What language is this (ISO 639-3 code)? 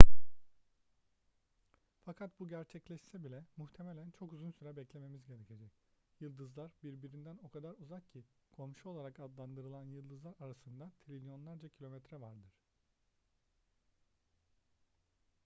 tur